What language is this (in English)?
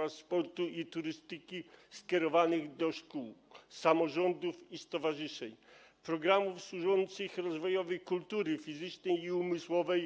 Polish